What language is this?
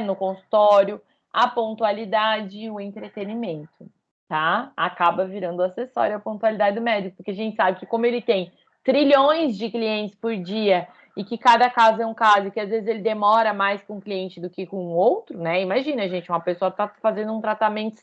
Portuguese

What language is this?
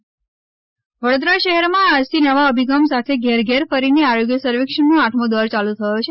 Gujarati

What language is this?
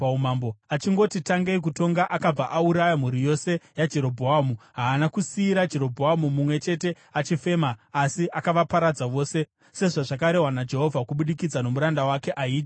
Shona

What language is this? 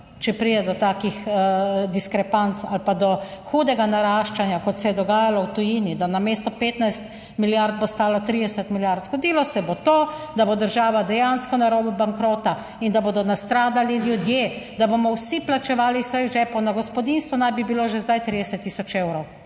Slovenian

